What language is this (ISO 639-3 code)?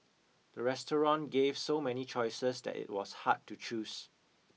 eng